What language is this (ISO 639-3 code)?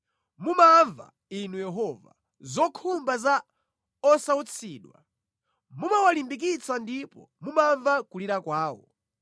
nya